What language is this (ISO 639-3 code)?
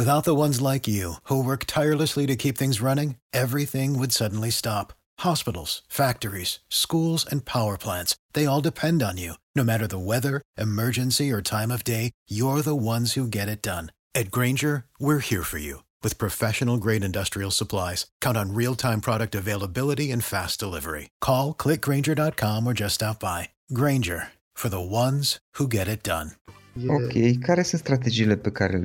ron